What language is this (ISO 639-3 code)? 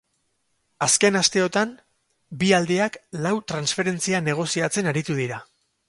eus